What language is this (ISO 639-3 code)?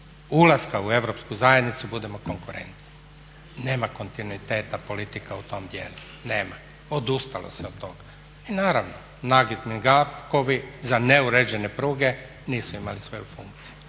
hrv